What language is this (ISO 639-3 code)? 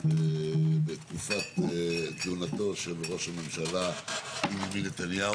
heb